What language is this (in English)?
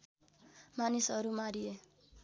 Nepali